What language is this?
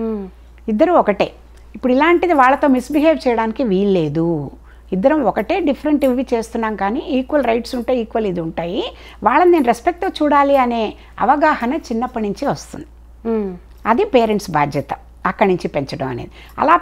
Telugu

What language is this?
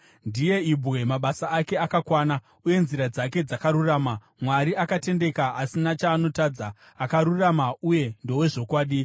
Shona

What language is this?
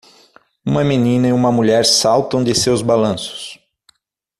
Portuguese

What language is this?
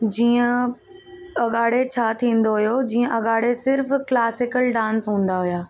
Sindhi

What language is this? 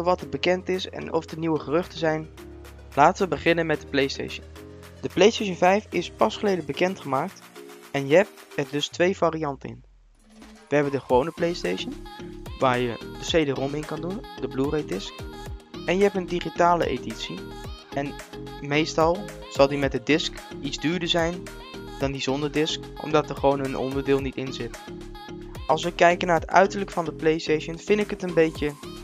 Dutch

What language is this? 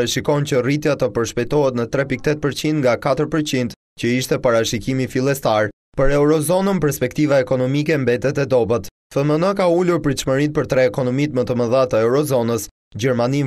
Romanian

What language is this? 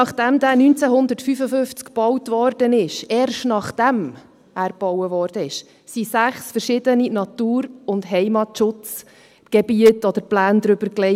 Swiss German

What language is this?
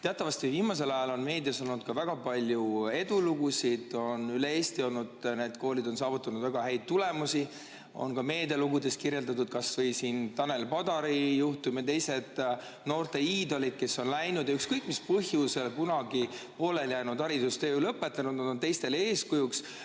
Estonian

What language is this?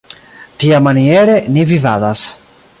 Esperanto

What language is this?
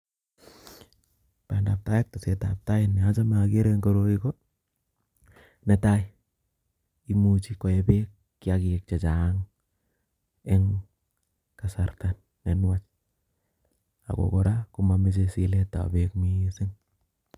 Kalenjin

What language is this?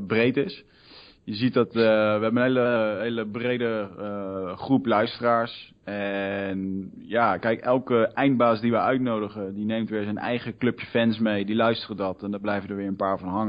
Dutch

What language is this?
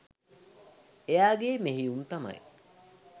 Sinhala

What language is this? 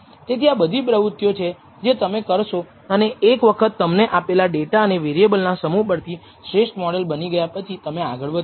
Gujarati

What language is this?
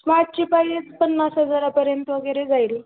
Marathi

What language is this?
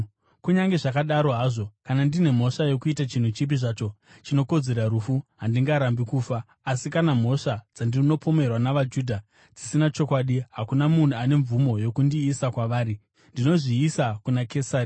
Shona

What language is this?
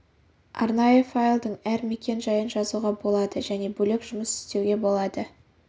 Kazakh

